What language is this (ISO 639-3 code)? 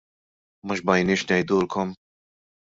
mlt